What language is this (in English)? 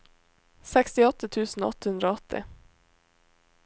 Norwegian